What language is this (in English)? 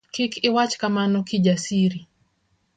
Luo (Kenya and Tanzania)